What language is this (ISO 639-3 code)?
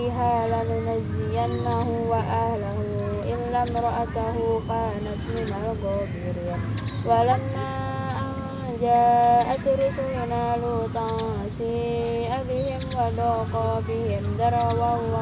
ind